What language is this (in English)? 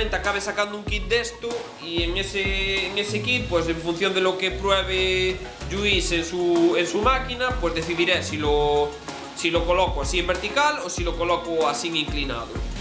Spanish